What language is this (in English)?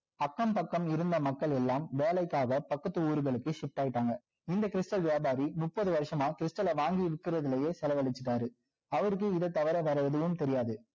Tamil